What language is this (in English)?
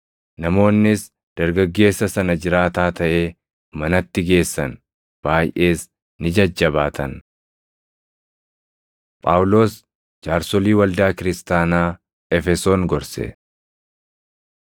Oromo